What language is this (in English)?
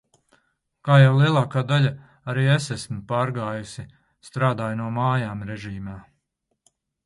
Latvian